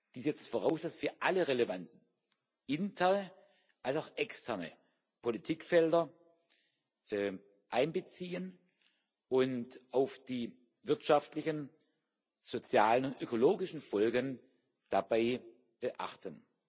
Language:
German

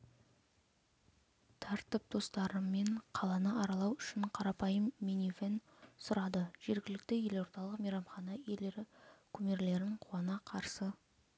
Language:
Kazakh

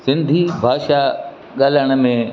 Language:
Sindhi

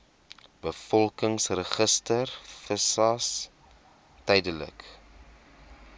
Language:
Afrikaans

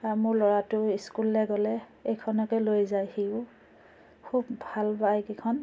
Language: Assamese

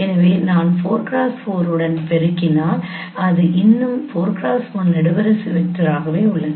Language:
Tamil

